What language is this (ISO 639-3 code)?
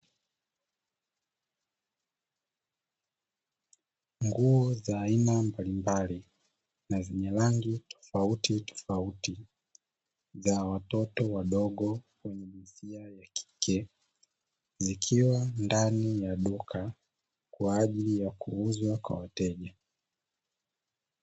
swa